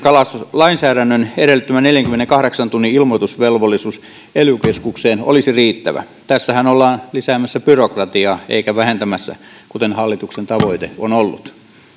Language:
Finnish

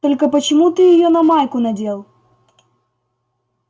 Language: Russian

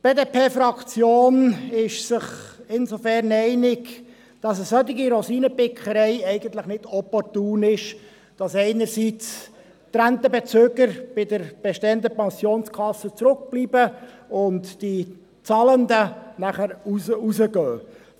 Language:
Swiss German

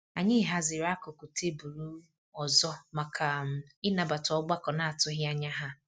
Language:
Igbo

